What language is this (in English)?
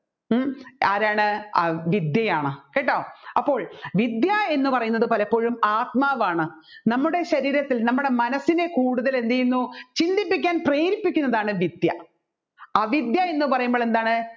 Malayalam